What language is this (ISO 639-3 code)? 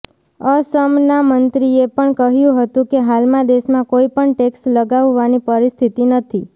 guj